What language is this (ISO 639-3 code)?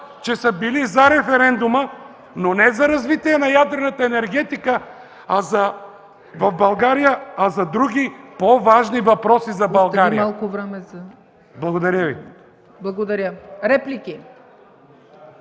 bul